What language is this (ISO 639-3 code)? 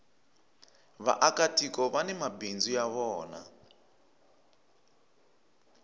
tso